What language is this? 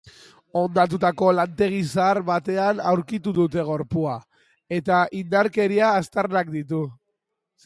Basque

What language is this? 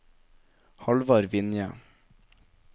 Norwegian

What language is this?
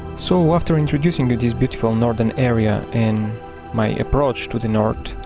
English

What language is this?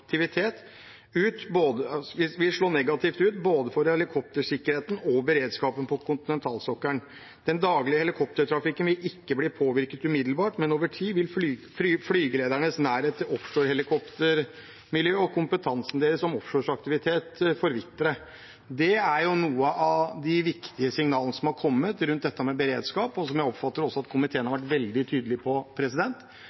Norwegian Bokmål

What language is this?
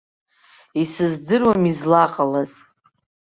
Abkhazian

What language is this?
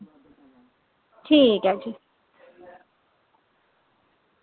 Dogri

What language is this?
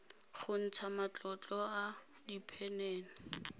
Tswana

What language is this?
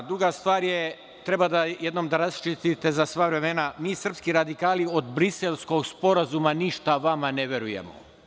Serbian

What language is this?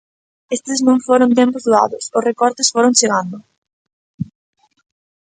Galician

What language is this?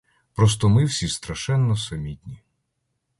Ukrainian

